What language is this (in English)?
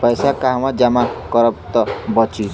Bhojpuri